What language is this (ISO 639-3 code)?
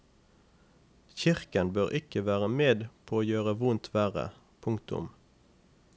nor